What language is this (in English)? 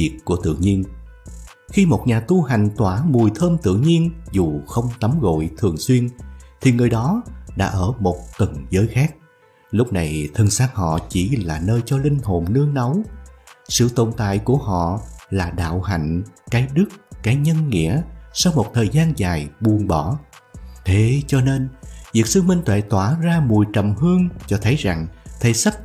Vietnamese